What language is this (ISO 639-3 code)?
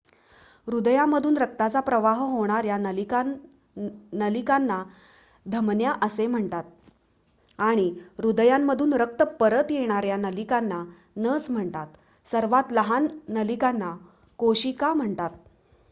mar